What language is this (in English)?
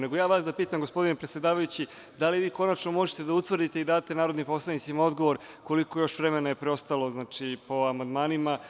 Serbian